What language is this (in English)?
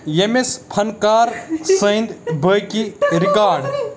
Kashmiri